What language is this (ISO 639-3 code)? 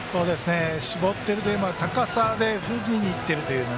jpn